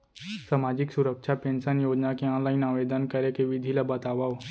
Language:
Chhattisgarhi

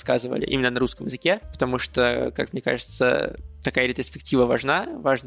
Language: Russian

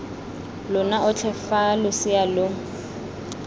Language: Tswana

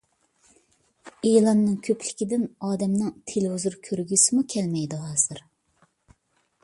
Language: Uyghur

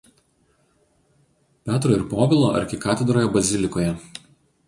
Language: Lithuanian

